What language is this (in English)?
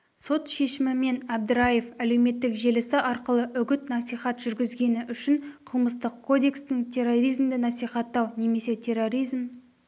Kazakh